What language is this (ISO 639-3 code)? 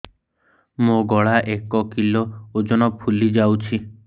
ori